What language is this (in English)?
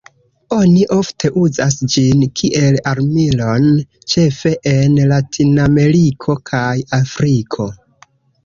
Esperanto